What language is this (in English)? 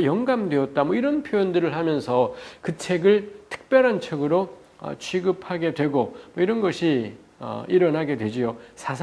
Korean